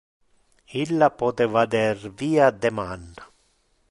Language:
Interlingua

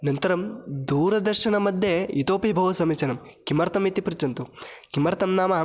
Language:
Sanskrit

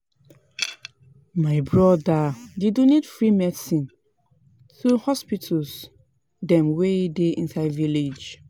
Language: Nigerian Pidgin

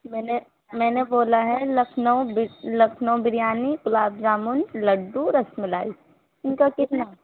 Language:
Urdu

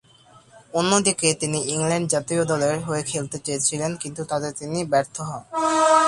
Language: Bangla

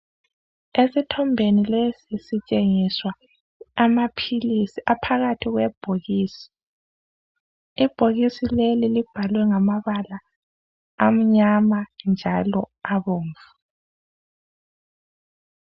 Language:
North Ndebele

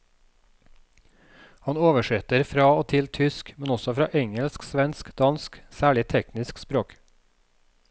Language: Norwegian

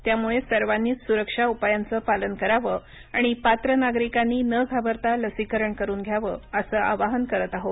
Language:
Marathi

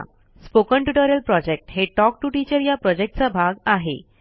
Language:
Marathi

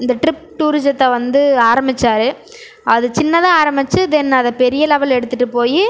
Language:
Tamil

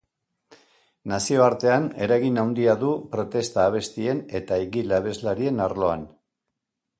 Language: Basque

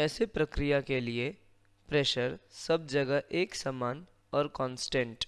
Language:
Hindi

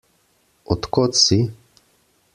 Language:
Slovenian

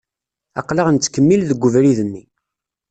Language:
Kabyle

